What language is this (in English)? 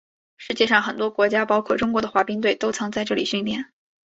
Chinese